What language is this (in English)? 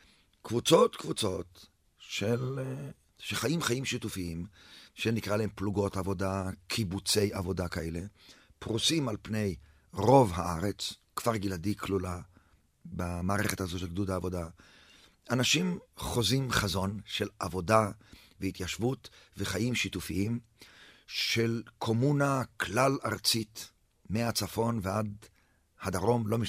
Hebrew